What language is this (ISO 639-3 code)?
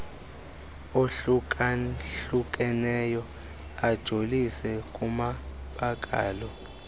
xho